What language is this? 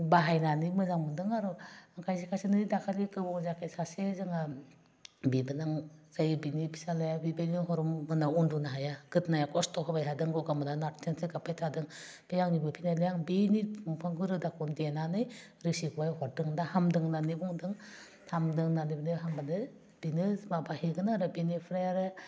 Bodo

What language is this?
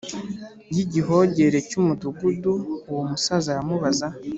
Kinyarwanda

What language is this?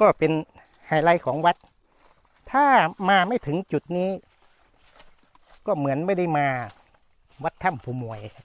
Thai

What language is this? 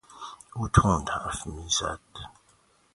Persian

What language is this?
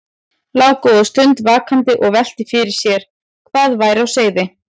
Icelandic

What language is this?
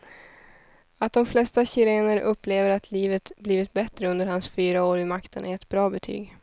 Swedish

